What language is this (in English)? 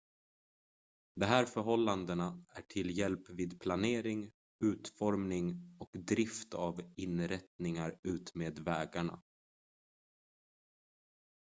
Swedish